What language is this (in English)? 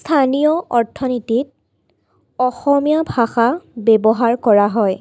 Assamese